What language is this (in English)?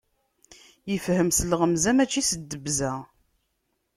Kabyle